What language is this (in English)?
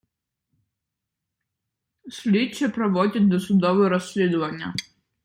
Ukrainian